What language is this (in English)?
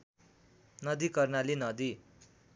Nepali